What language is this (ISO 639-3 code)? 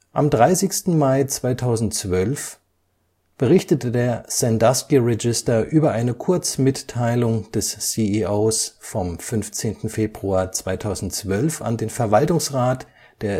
deu